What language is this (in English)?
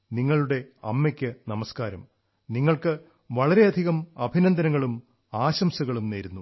Malayalam